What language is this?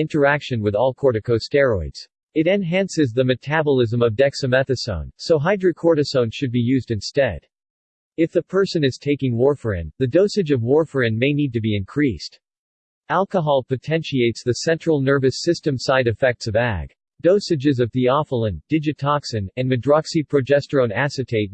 English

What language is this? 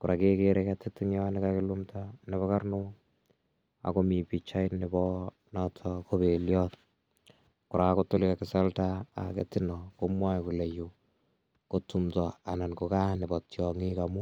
Kalenjin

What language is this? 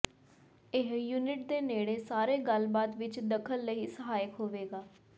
Punjabi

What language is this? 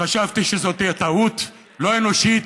Hebrew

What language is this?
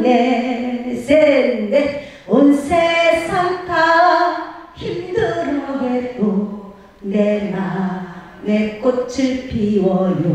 Korean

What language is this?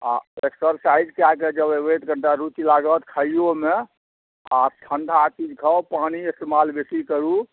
Maithili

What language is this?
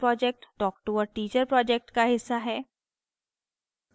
Hindi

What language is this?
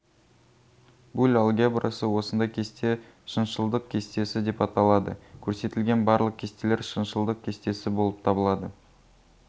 Kazakh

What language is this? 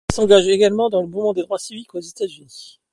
French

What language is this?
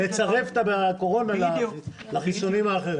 Hebrew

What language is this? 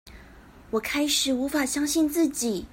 Chinese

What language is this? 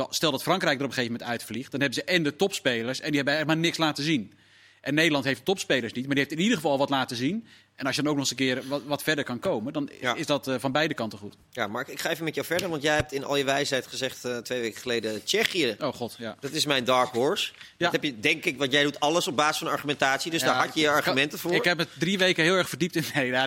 Dutch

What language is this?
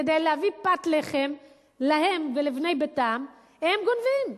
Hebrew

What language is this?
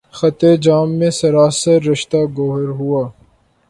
Urdu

